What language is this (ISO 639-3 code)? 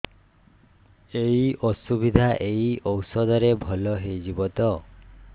ori